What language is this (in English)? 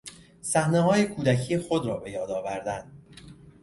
Persian